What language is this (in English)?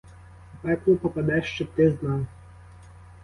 Ukrainian